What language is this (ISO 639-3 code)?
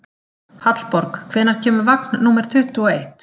isl